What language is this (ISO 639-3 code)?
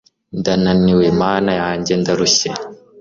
kin